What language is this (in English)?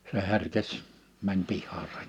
Finnish